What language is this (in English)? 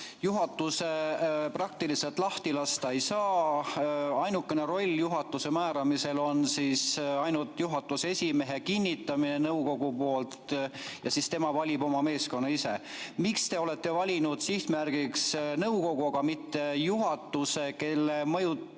Estonian